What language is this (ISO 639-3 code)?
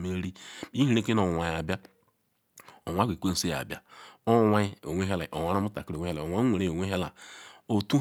ikw